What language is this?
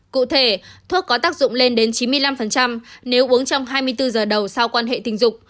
Vietnamese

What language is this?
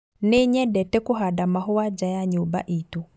Kikuyu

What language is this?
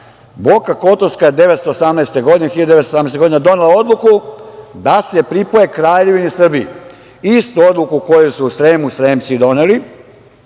Serbian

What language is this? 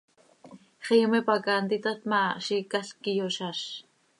Seri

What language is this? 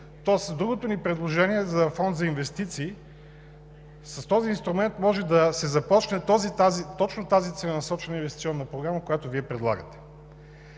Bulgarian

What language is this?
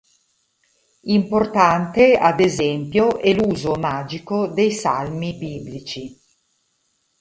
Italian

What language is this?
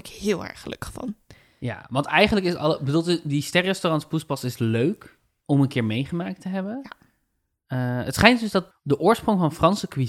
Dutch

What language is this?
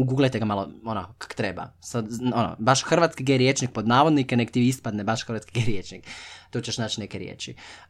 Croatian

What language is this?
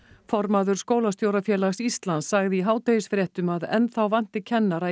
Icelandic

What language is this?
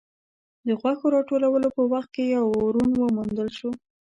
Pashto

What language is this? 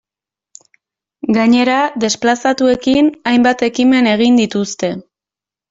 Basque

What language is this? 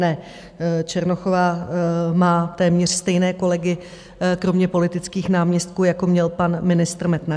Czech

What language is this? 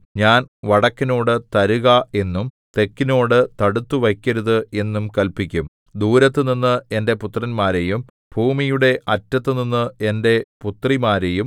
Malayalam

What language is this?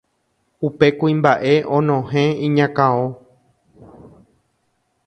Guarani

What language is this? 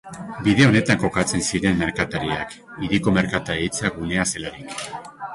Basque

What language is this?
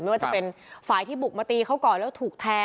Thai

